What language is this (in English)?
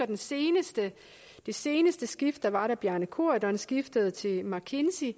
Danish